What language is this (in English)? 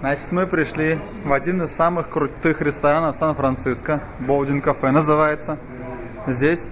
Russian